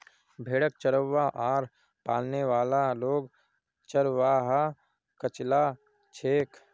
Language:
Magahi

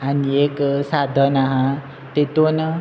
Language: Konkani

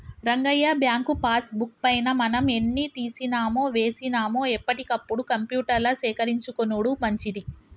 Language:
Telugu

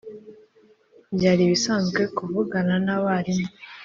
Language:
Kinyarwanda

